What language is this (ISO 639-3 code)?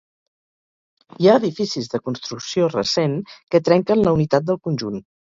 cat